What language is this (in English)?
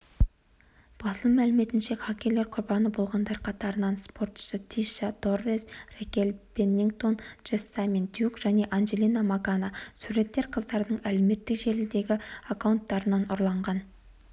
Kazakh